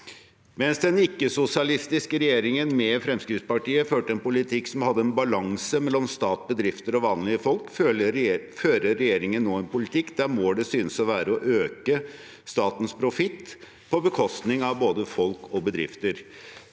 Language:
Norwegian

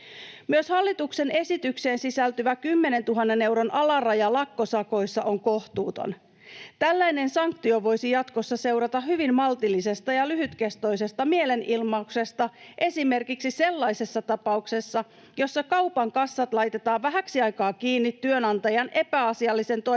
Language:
Finnish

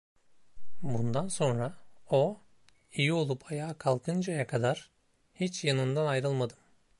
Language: Turkish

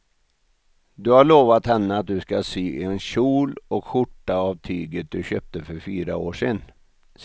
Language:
Swedish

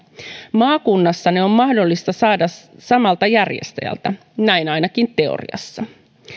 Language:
Finnish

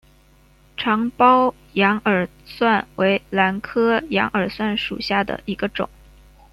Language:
Chinese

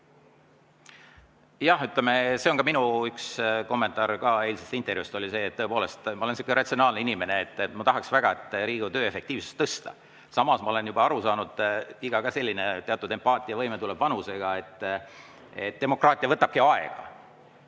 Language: Estonian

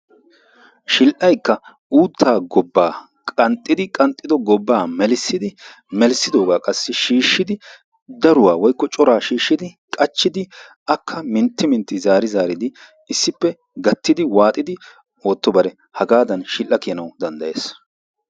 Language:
Wolaytta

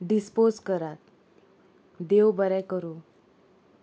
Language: Konkani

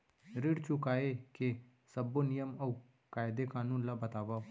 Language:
Chhattisgarhi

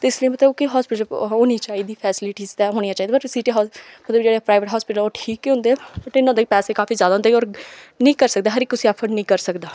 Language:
Dogri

